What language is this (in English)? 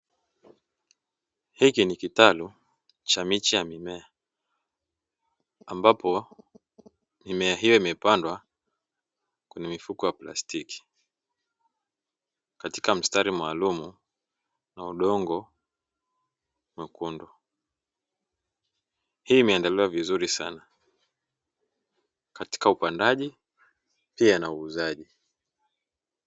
Swahili